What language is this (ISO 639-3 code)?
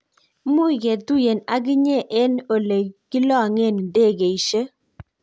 kln